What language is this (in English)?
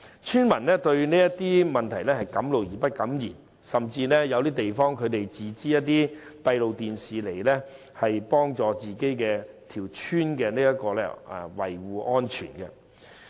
Cantonese